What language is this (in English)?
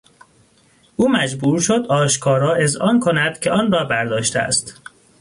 Persian